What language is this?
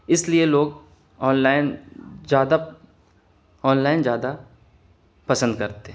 Urdu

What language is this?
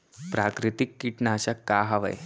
Chhattisgarhi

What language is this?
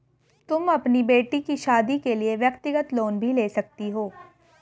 Hindi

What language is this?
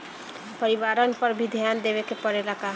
Bhojpuri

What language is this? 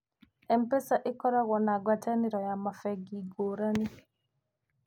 Kikuyu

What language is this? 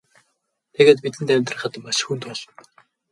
Mongolian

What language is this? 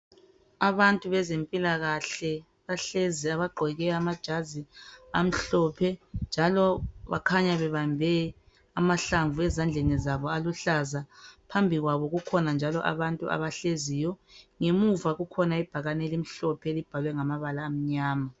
North Ndebele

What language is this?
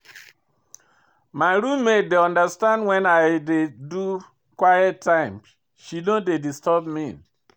Nigerian Pidgin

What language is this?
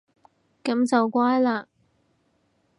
Cantonese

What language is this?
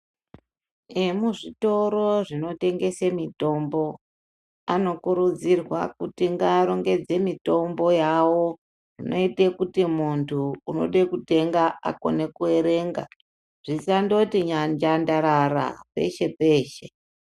Ndau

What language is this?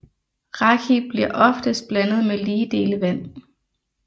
Danish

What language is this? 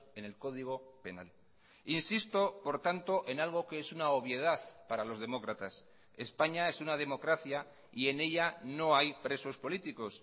Spanish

